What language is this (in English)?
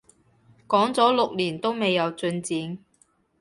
Cantonese